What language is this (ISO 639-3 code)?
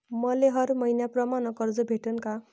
mar